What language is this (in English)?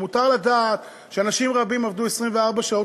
Hebrew